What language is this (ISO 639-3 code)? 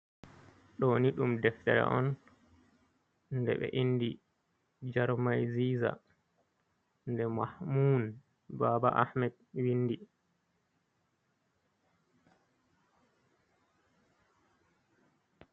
ful